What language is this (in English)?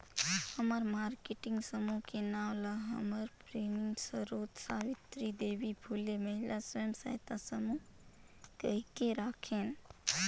Chhattisgarhi